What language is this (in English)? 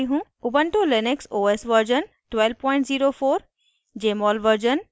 Hindi